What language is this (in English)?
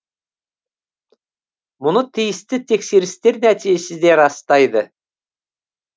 Kazakh